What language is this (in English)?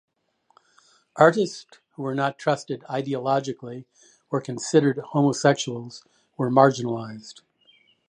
English